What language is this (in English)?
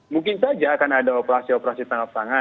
Indonesian